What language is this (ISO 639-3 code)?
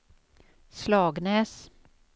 swe